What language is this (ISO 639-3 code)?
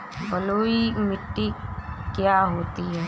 hin